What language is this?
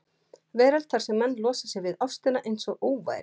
Icelandic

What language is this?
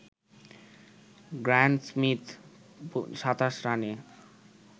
Bangla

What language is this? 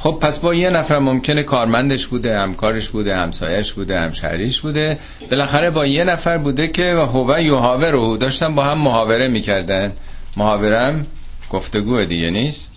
Persian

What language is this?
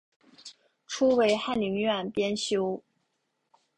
Chinese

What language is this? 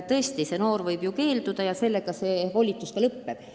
Estonian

